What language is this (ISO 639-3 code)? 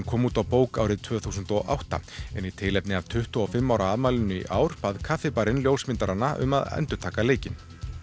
isl